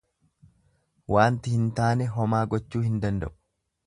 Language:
Oromo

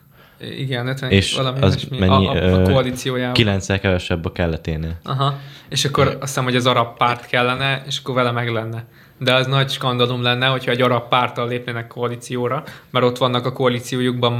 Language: Hungarian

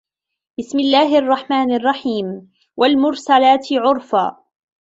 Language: Arabic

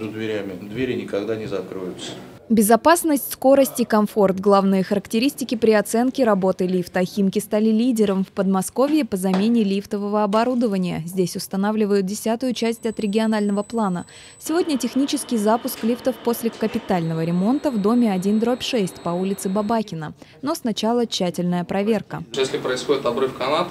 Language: Russian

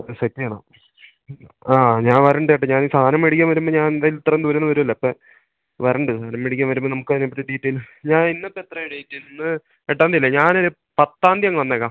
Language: Malayalam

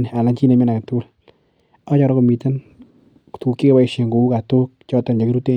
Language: Kalenjin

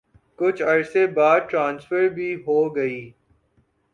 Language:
Urdu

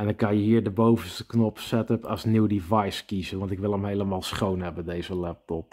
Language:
Dutch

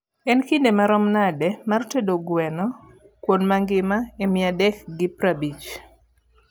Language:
Luo (Kenya and Tanzania)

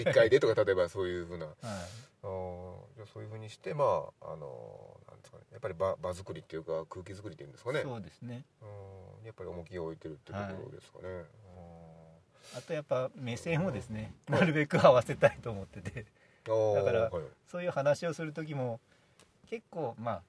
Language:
Japanese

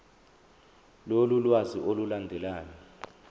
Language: Zulu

